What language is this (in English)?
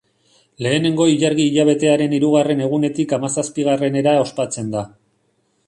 Basque